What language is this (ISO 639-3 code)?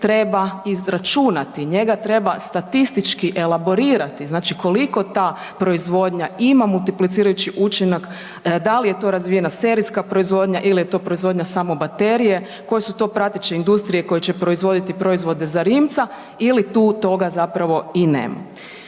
hrv